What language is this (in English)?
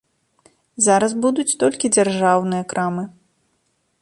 Belarusian